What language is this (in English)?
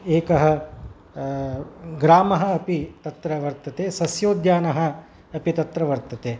Sanskrit